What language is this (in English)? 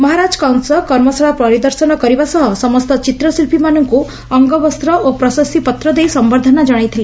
Odia